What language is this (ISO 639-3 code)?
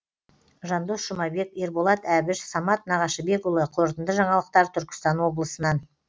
kaz